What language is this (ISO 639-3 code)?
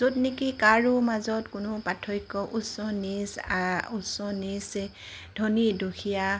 asm